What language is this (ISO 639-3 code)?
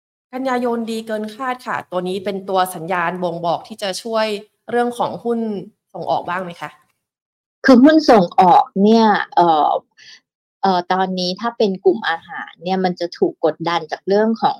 tha